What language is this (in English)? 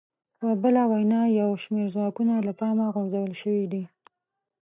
Pashto